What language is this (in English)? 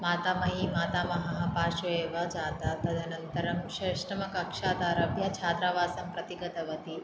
Sanskrit